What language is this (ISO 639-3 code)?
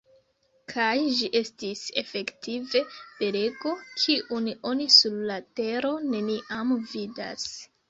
epo